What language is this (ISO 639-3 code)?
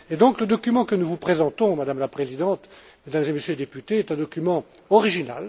fra